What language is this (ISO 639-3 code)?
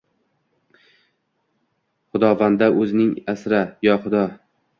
uzb